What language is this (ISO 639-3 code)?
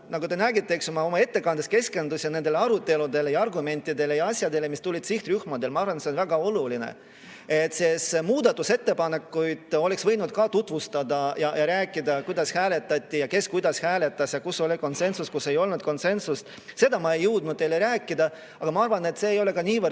est